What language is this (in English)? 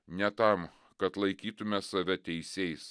Lithuanian